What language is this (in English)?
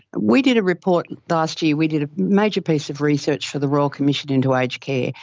English